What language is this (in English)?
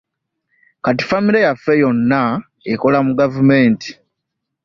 Ganda